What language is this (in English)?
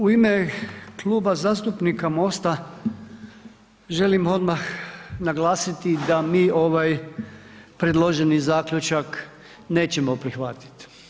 Croatian